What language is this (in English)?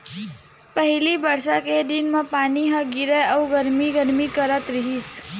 Chhattisgarhi